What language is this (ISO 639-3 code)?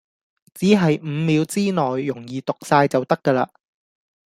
yue